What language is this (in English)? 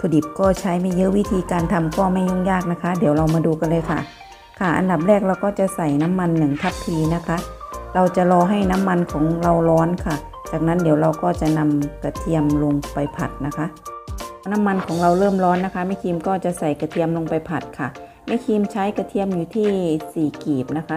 Thai